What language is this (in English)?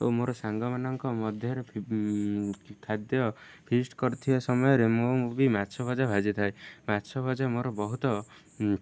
Odia